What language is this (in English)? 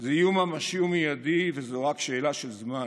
Hebrew